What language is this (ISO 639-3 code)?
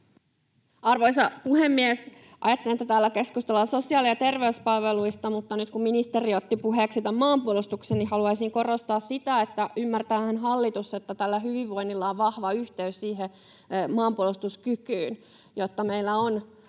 fin